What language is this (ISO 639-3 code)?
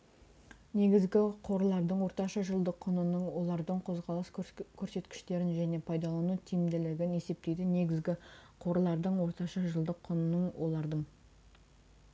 kaz